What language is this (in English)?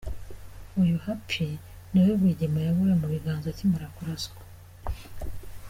Kinyarwanda